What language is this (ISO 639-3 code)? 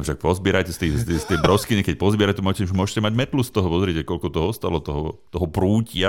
slk